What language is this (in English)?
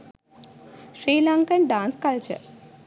Sinhala